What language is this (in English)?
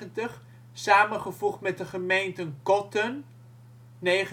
Dutch